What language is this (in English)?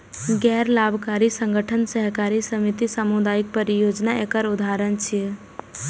Maithili